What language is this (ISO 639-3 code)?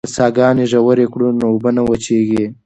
pus